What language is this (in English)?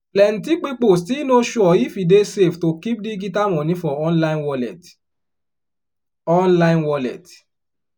Nigerian Pidgin